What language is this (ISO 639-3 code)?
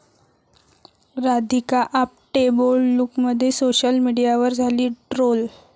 mar